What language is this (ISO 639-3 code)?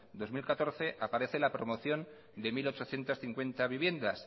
spa